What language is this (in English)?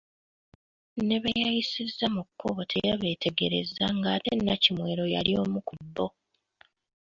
Ganda